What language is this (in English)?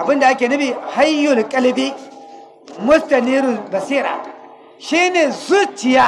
Hausa